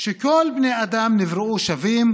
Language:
Hebrew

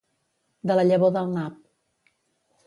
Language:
Catalan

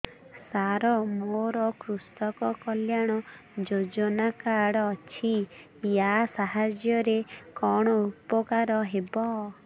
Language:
Odia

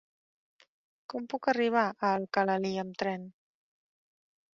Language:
Catalan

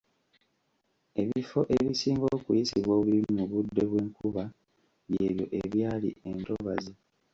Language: Ganda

